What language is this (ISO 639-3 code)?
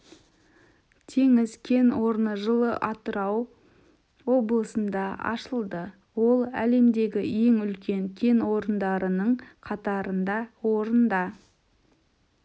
kaz